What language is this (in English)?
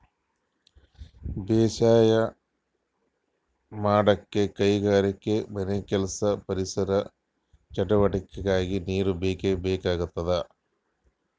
Kannada